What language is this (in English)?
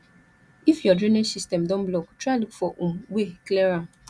Nigerian Pidgin